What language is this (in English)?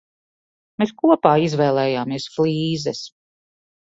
Latvian